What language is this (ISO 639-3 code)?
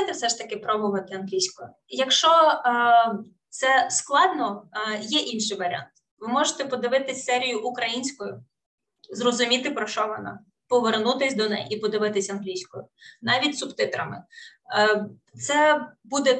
ukr